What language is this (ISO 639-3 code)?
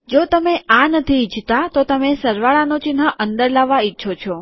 guj